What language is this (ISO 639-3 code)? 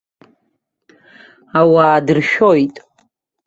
abk